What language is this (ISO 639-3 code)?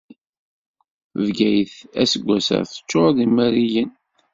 kab